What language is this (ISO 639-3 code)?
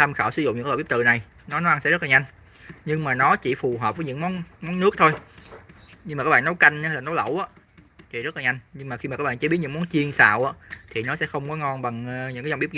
vie